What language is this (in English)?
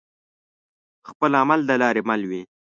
Pashto